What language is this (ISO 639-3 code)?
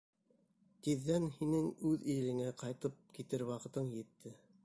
bak